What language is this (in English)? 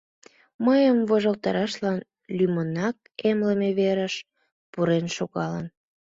Mari